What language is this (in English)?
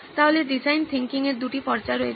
Bangla